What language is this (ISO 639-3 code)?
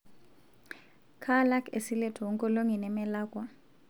mas